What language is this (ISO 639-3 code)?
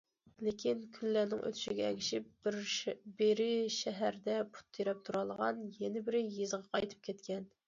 uig